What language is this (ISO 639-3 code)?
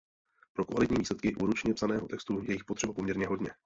ces